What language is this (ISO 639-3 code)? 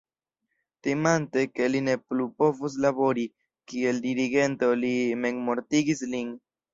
epo